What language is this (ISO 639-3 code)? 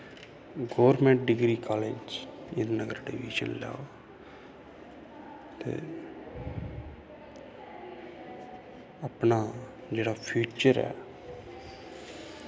doi